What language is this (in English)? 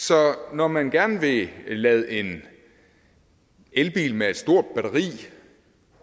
Danish